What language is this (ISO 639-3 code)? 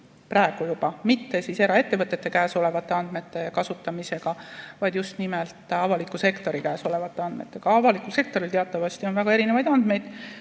est